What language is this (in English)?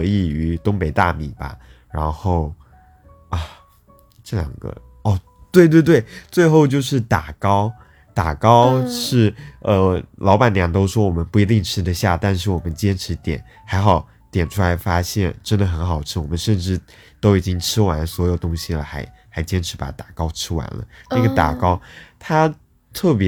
Chinese